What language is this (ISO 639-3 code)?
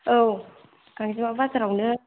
brx